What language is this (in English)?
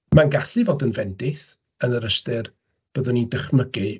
Welsh